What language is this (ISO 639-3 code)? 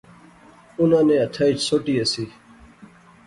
phr